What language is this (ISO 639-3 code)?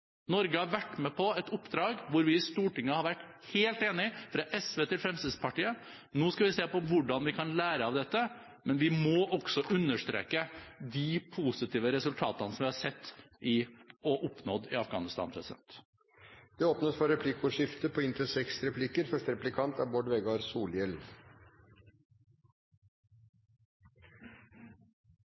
nor